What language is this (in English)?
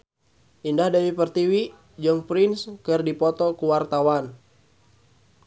Sundanese